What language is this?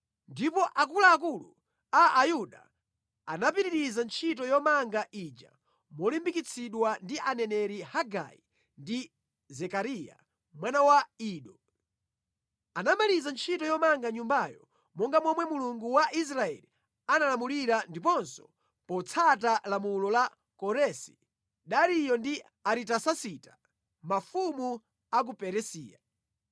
Nyanja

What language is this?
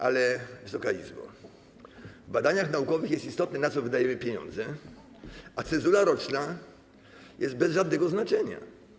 Polish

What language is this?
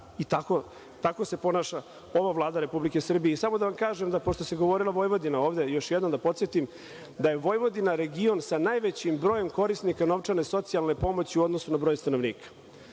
Serbian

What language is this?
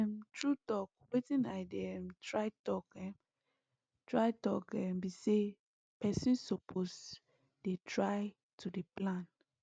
Nigerian Pidgin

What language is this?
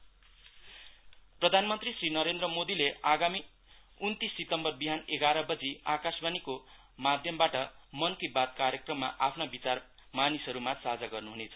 Nepali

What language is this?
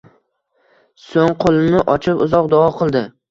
Uzbek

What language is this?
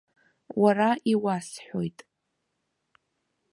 Abkhazian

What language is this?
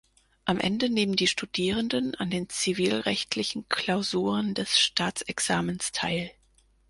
German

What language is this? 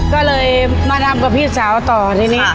Thai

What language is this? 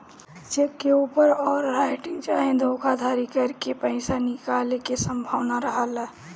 Bhojpuri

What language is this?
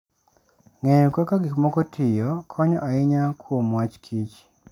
Luo (Kenya and Tanzania)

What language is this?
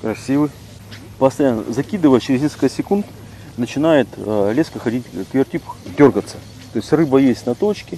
Russian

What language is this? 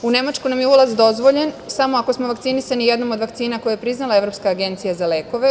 Serbian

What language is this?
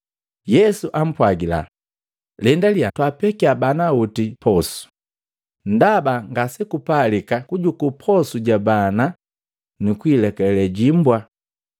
Matengo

